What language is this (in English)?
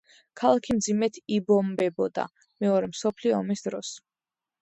Georgian